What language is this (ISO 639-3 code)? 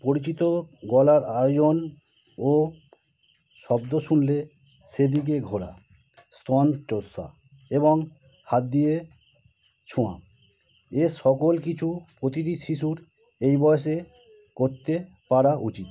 ben